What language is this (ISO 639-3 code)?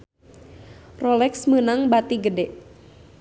sun